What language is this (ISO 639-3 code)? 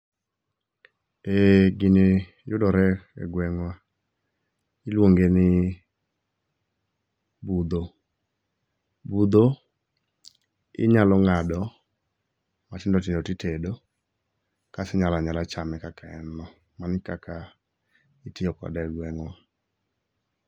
luo